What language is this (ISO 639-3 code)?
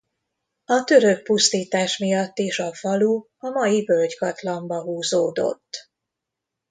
hun